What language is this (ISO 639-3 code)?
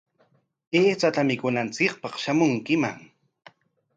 qwa